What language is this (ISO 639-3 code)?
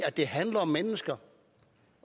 dan